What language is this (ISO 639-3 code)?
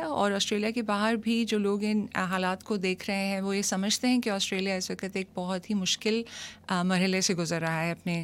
urd